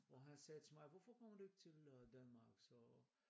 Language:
Danish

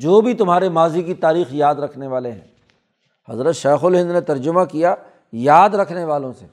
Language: Urdu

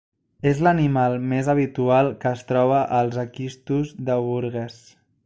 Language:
Catalan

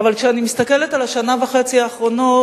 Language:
Hebrew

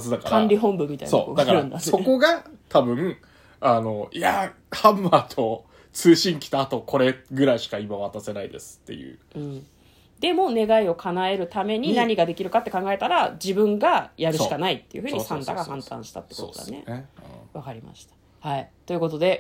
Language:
Japanese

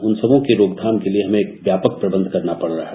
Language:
Hindi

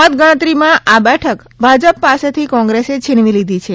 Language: Gujarati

